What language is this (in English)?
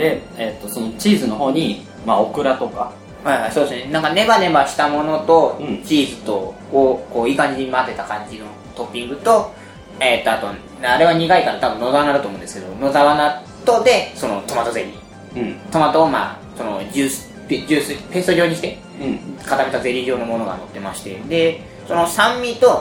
Japanese